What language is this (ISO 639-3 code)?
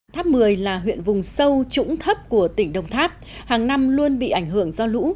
vie